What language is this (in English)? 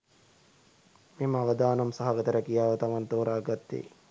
Sinhala